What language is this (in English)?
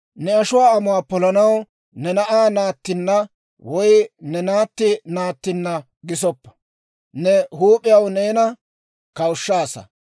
Dawro